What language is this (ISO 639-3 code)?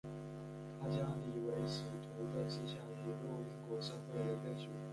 zho